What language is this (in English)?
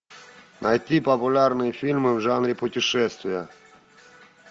Russian